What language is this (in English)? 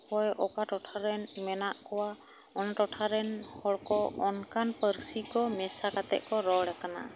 Santali